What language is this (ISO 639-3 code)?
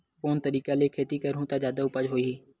hne